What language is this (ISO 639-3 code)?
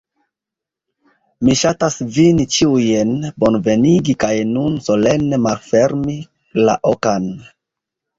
epo